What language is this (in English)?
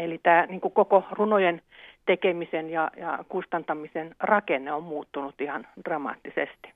Finnish